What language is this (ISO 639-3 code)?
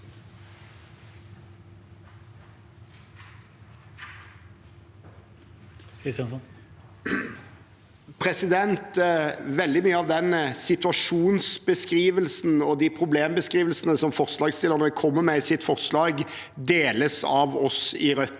nor